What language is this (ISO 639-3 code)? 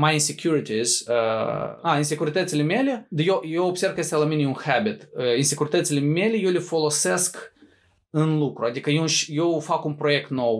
ron